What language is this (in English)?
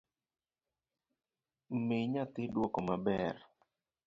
Luo (Kenya and Tanzania)